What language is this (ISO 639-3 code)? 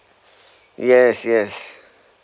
eng